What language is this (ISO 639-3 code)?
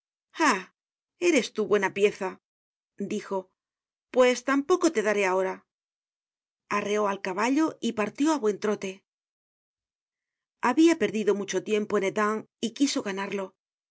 spa